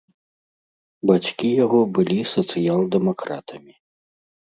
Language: Belarusian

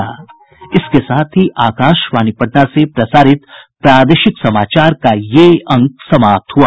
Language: Hindi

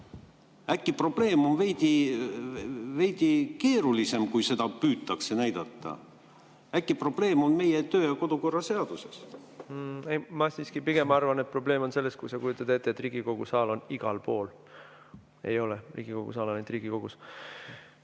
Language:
Estonian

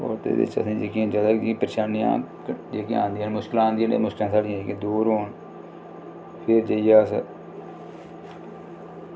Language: Dogri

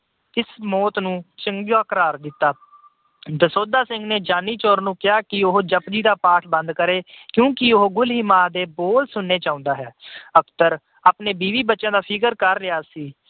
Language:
Punjabi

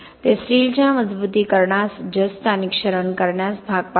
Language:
Marathi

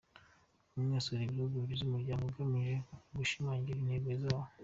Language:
Kinyarwanda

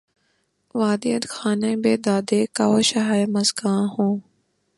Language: Urdu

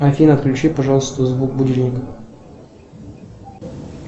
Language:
Russian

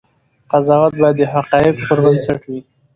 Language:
Pashto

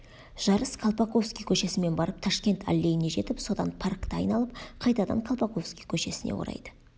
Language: Kazakh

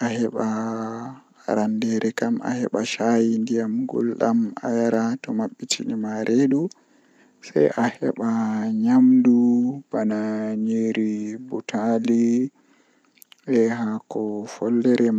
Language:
Western Niger Fulfulde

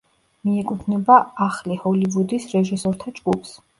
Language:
Georgian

